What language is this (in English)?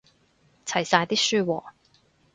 Cantonese